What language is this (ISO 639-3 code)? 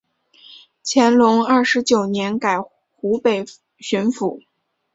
zho